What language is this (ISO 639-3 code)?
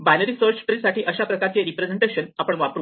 mar